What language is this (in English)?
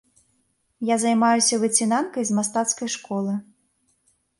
Belarusian